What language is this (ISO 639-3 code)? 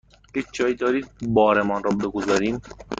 fas